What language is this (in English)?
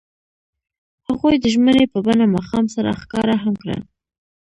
Pashto